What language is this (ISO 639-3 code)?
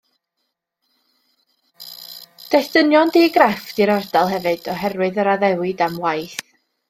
cym